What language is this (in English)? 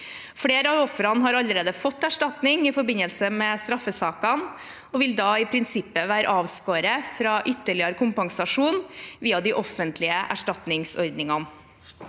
Norwegian